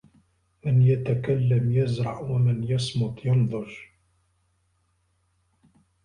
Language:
Arabic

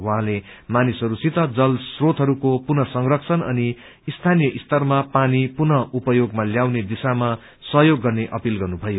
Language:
Nepali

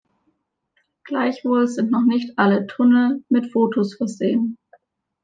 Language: German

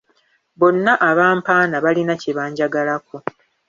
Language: Ganda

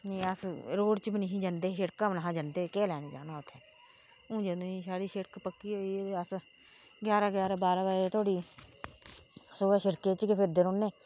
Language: Dogri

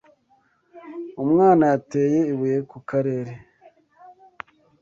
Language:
Kinyarwanda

